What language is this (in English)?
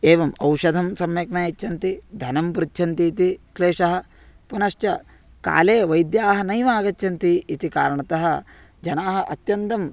Sanskrit